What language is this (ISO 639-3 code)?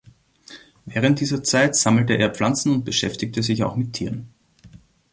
deu